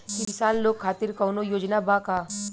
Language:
Bhojpuri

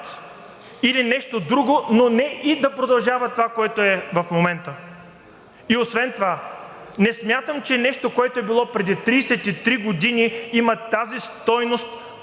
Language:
Bulgarian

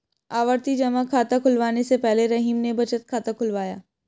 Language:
Hindi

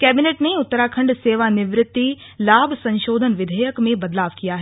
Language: Hindi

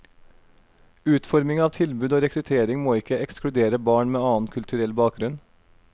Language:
Norwegian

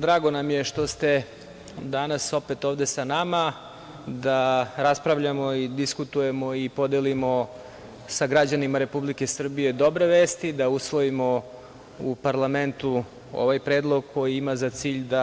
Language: Serbian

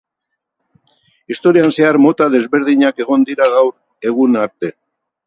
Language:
Basque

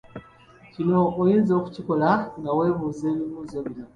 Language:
Ganda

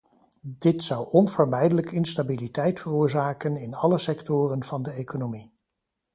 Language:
Dutch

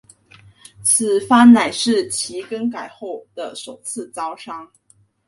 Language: Chinese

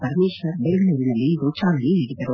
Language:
Kannada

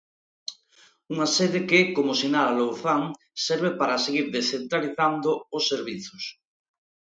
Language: Galician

